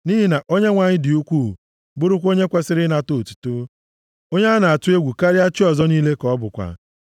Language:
Igbo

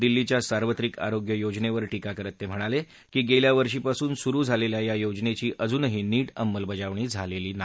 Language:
Marathi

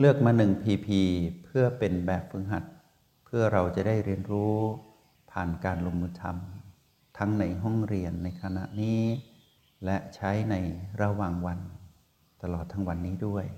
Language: Thai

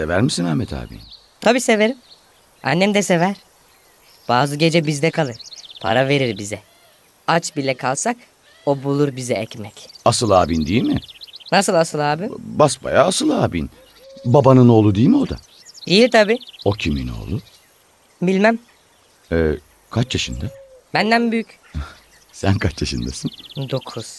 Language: Turkish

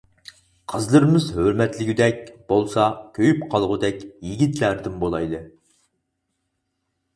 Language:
Uyghur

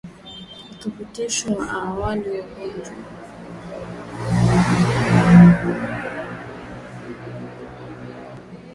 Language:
Swahili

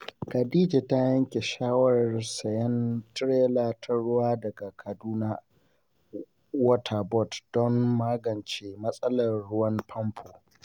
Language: Hausa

